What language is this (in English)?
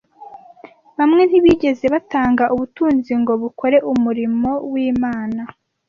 Kinyarwanda